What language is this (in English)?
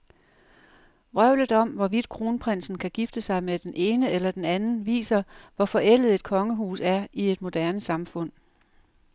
Danish